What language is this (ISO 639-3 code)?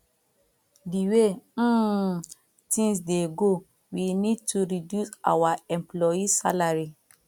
pcm